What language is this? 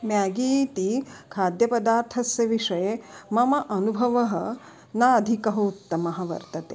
Sanskrit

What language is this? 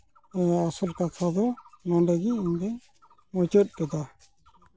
Santali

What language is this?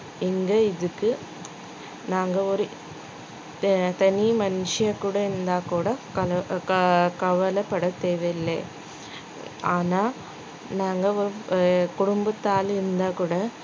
Tamil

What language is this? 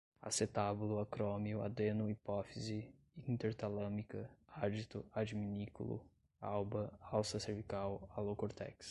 Portuguese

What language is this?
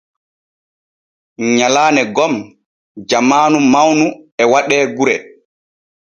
Borgu Fulfulde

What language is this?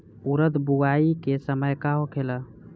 Bhojpuri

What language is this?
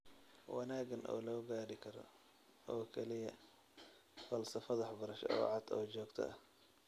Somali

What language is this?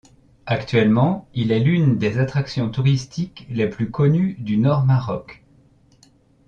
French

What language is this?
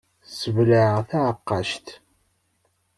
Kabyle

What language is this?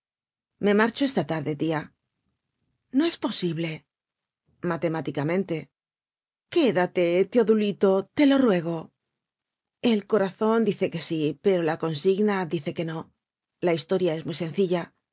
Spanish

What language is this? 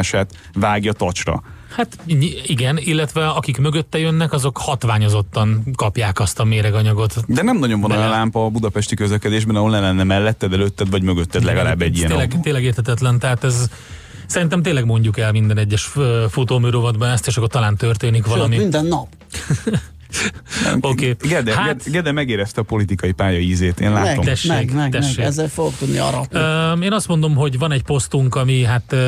Hungarian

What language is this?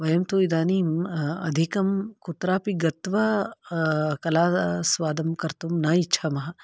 Sanskrit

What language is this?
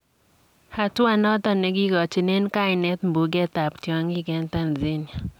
Kalenjin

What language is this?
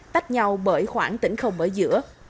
Vietnamese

